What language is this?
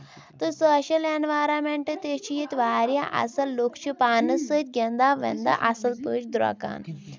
Kashmiri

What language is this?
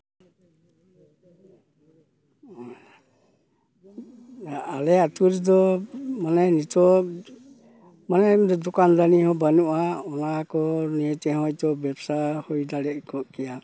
Santali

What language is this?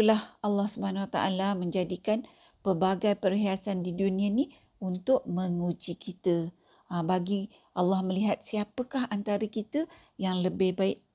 Malay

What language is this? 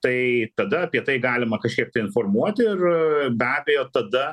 Lithuanian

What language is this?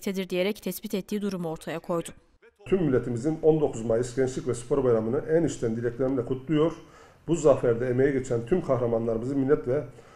Turkish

